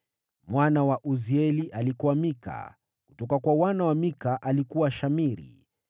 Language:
Swahili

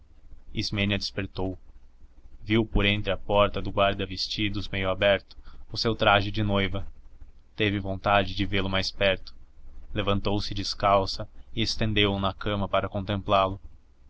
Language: Portuguese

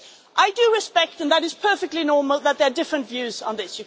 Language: English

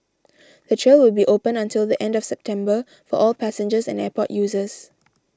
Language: English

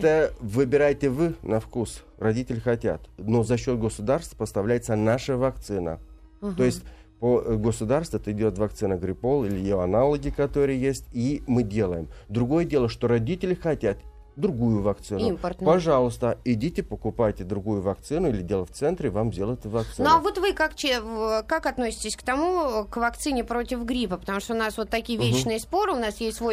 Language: Russian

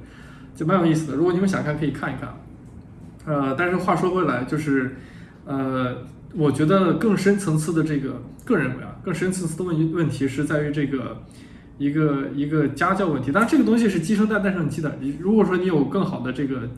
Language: Chinese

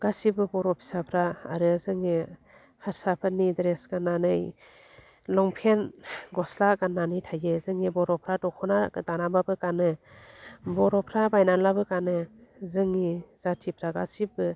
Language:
Bodo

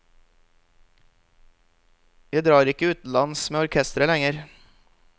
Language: Norwegian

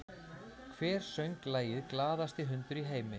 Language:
Icelandic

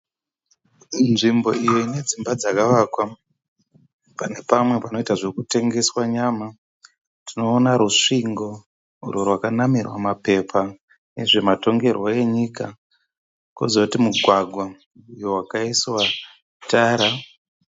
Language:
Shona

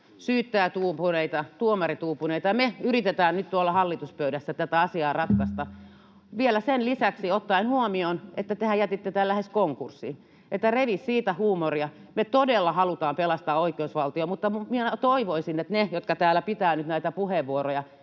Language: Finnish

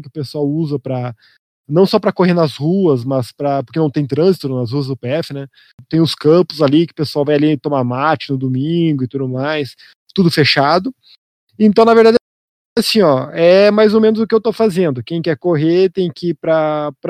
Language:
Portuguese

